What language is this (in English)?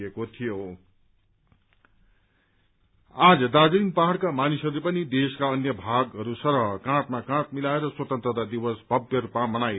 Nepali